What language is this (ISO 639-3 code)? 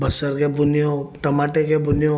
snd